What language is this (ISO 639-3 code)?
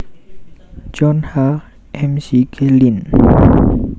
jav